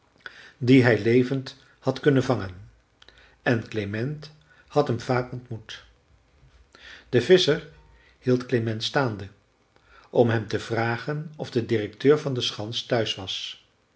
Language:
Dutch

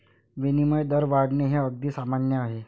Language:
Marathi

